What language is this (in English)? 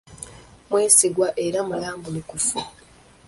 Ganda